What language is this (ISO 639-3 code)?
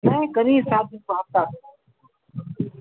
mai